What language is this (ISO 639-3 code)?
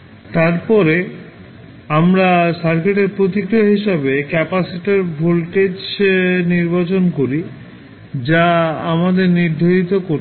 ben